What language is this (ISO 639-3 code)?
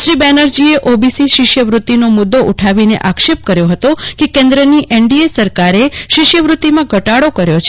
guj